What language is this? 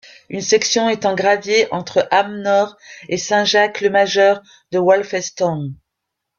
French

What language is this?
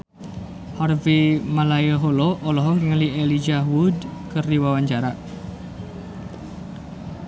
Sundanese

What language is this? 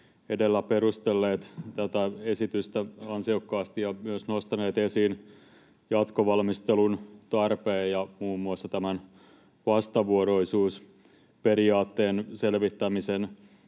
Finnish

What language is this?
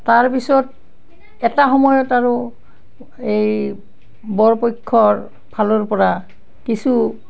Assamese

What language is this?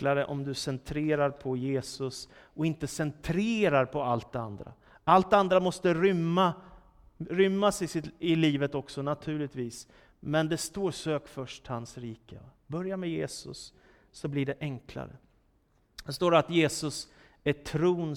Swedish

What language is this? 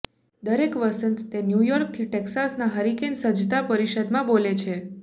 Gujarati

